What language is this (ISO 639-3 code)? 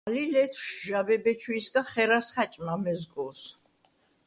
sva